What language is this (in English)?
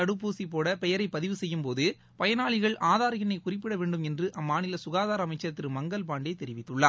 Tamil